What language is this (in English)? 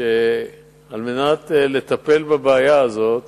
Hebrew